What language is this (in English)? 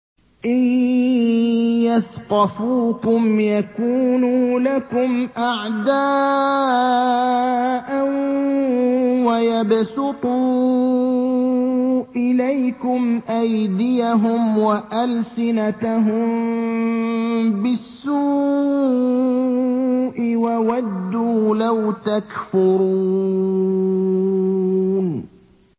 Arabic